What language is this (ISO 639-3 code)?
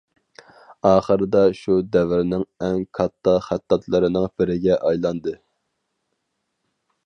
uig